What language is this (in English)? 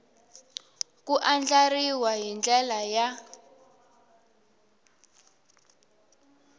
Tsonga